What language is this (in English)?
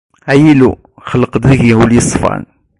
Kabyle